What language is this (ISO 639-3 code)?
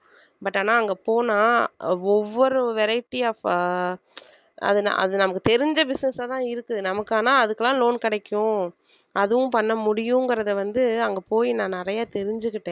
tam